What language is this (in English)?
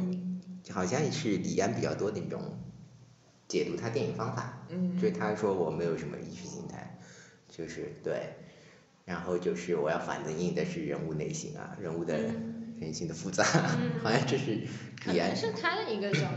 Chinese